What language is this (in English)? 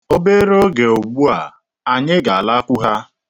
Igbo